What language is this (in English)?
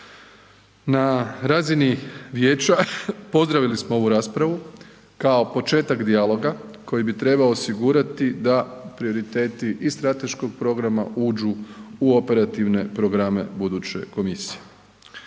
Croatian